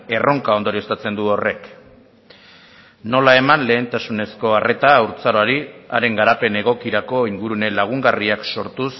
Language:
Basque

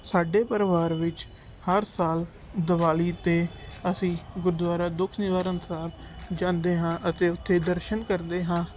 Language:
Punjabi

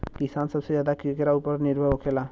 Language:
Bhojpuri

